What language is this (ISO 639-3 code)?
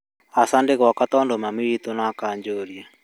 kik